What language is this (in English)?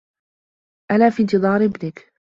Arabic